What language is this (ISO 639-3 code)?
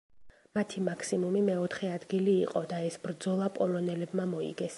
kat